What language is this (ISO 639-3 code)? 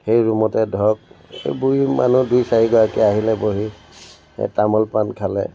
asm